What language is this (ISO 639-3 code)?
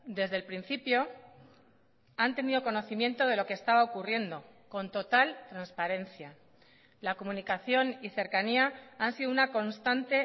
spa